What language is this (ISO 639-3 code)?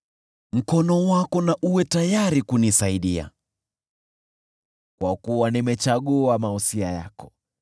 swa